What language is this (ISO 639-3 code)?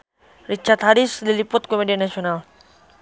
sun